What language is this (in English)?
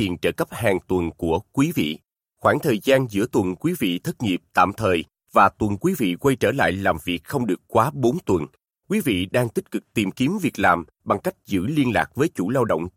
Vietnamese